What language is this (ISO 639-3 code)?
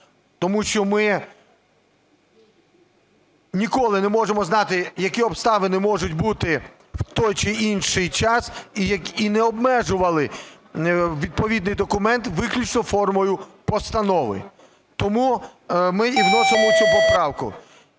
ukr